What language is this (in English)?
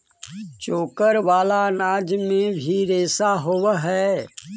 Magahi